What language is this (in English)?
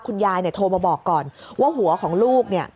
Thai